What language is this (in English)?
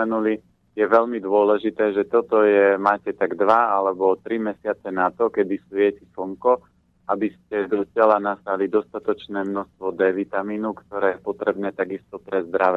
Slovak